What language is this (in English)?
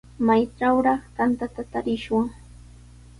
Sihuas Ancash Quechua